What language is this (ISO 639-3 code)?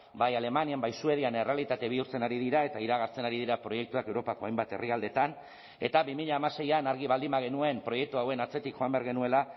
eus